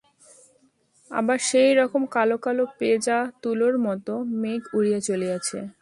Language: Bangla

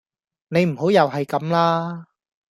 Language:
Cantonese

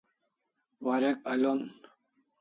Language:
Kalasha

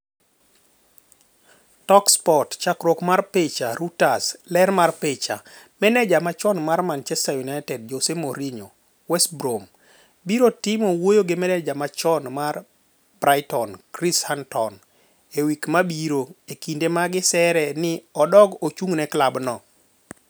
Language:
Luo (Kenya and Tanzania)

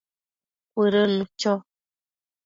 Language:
Matsés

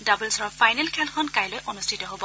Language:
Assamese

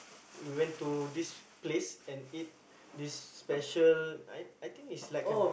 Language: English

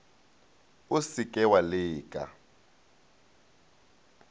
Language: Northern Sotho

